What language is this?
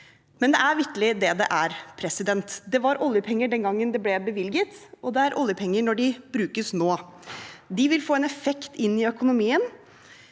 Norwegian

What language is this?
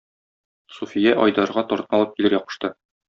Tatar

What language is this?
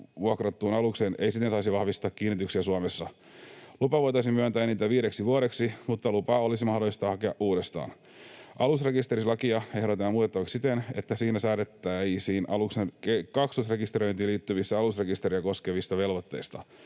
Finnish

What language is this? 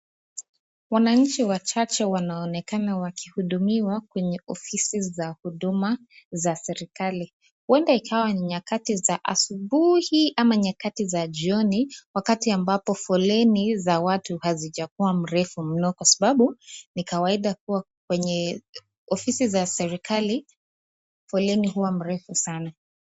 Swahili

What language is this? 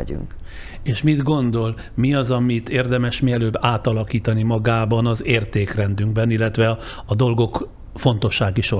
Hungarian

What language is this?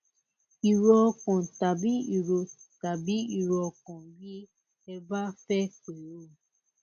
Yoruba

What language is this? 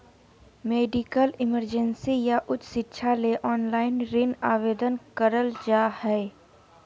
Magahi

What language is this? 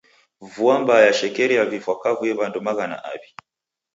Taita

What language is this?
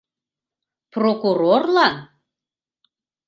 Mari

